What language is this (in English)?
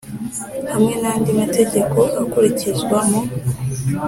Kinyarwanda